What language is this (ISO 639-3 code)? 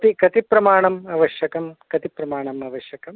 san